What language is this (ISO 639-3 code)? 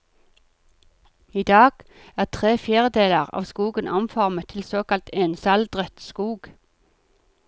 nor